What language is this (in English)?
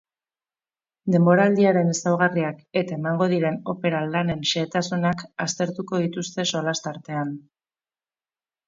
Basque